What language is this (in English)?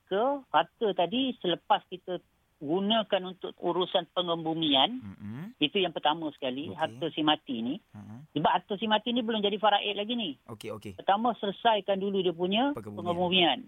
Malay